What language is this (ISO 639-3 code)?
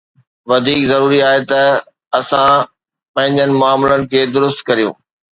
snd